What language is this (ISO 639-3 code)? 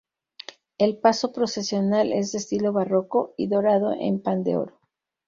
spa